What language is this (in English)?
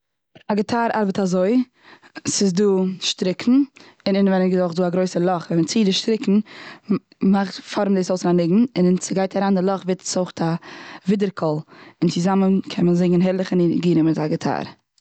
Yiddish